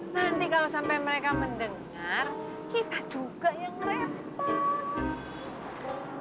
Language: Indonesian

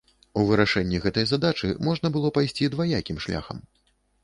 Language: Belarusian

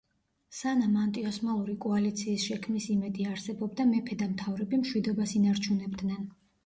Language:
Georgian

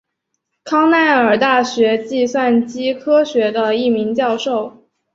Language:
Chinese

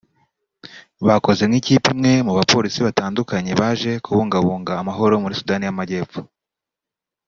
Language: Kinyarwanda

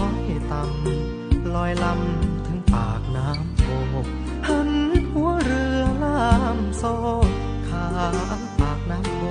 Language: Thai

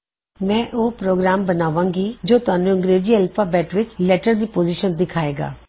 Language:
Punjabi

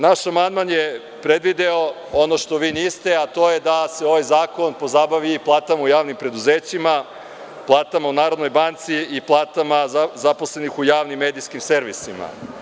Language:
Serbian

